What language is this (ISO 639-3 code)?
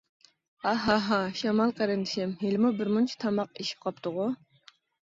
uig